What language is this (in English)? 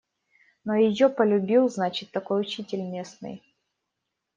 Russian